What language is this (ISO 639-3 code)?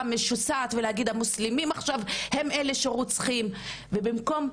heb